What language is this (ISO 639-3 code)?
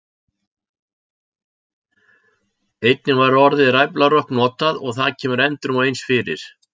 isl